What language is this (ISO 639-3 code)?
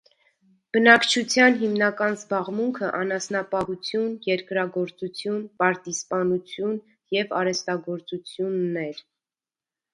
hye